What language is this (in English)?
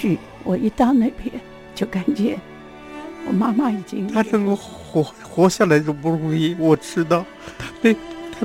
Chinese